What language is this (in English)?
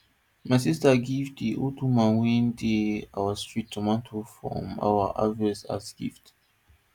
Nigerian Pidgin